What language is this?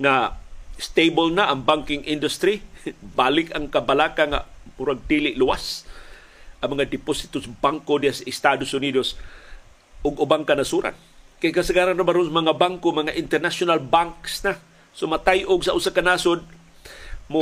Filipino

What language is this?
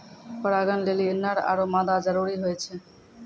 Maithili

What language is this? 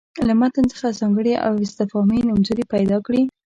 Pashto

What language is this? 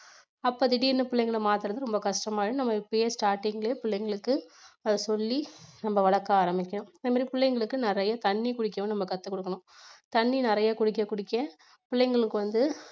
Tamil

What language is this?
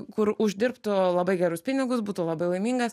Lithuanian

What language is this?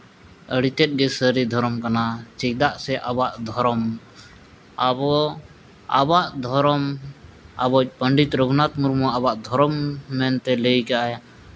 Santali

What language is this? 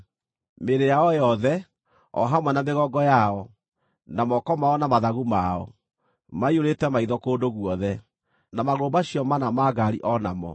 Kikuyu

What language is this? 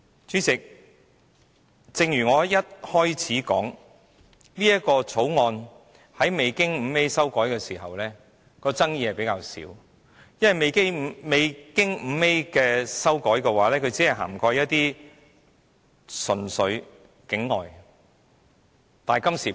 Cantonese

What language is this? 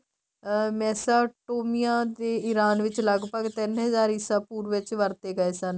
Punjabi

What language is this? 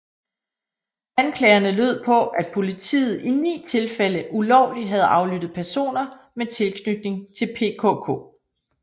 Danish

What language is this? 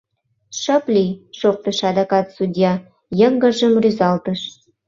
Mari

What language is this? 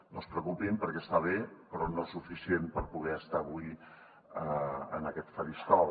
Catalan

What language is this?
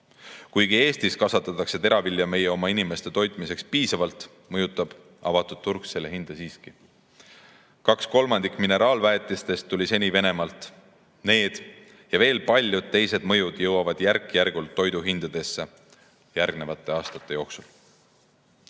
Estonian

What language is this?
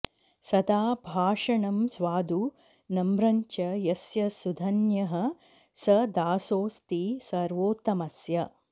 Sanskrit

